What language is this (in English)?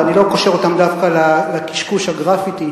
Hebrew